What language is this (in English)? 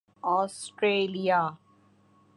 Urdu